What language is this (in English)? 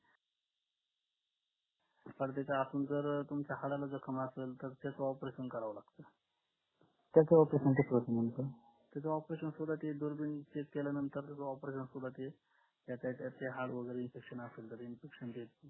Marathi